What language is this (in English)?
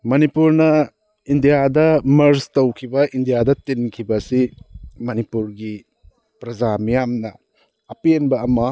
Manipuri